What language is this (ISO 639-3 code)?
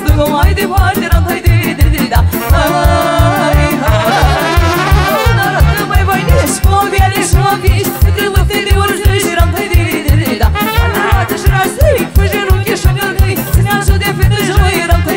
ron